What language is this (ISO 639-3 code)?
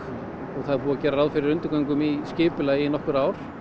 isl